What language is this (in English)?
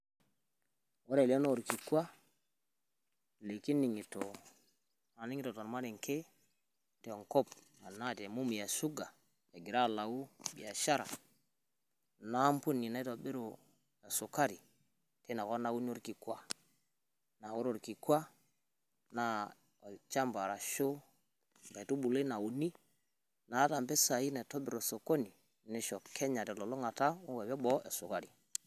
Masai